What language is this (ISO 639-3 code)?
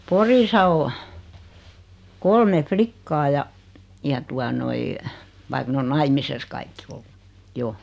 fin